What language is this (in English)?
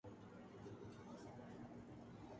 Urdu